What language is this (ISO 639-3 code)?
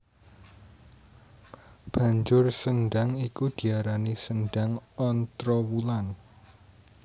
jav